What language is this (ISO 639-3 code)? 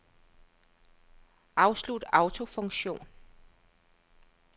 dan